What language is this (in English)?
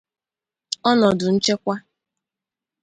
Igbo